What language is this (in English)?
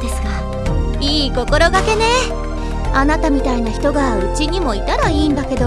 Japanese